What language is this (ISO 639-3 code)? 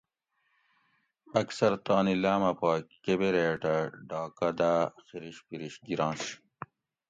gwc